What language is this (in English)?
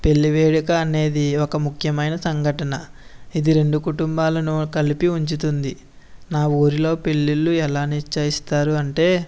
Telugu